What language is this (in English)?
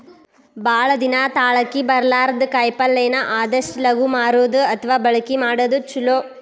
Kannada